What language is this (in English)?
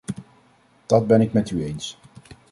Dutch